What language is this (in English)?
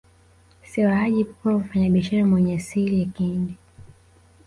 Swahili